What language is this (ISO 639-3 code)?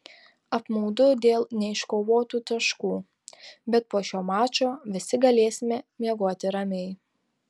lit